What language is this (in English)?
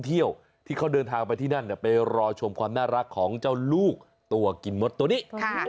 Thai